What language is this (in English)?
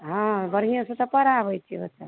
Maithili